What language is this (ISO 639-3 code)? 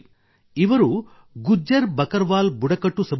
kan